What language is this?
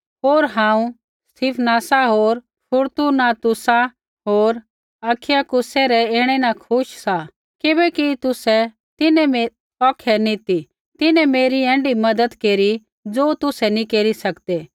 Kullu Pahari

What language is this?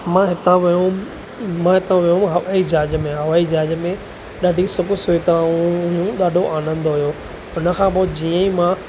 Sindhi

